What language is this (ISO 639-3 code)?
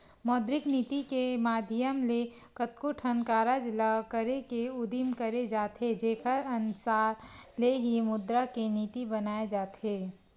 hne